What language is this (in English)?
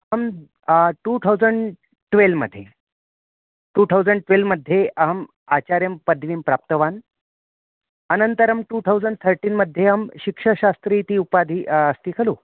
Sanskrit